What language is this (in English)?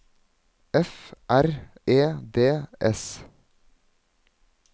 Norwegian